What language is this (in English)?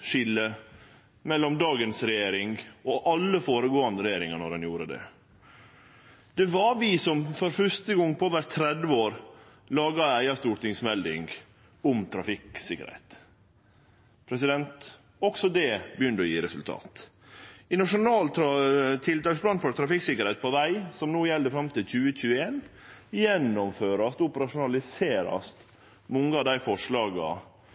Norwegian Nynorsk